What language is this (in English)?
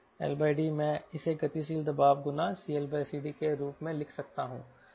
Hindi